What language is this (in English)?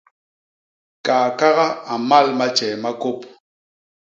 Basaa